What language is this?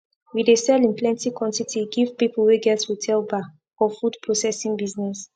Nigerian Pidgin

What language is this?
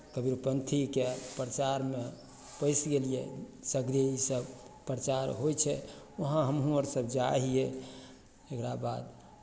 Maithili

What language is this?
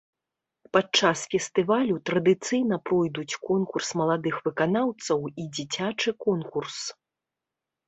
Belarusian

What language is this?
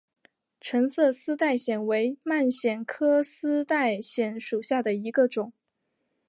Chinese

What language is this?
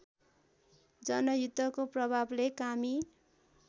Nepali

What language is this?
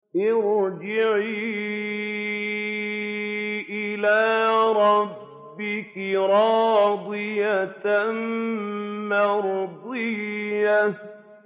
Arabic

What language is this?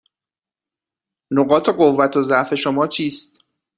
Persian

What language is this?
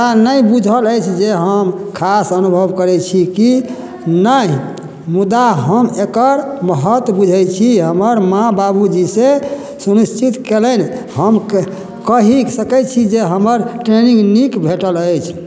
Maithili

